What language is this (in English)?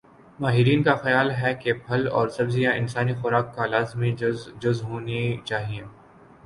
Urdu